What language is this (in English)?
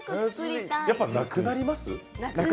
Japanese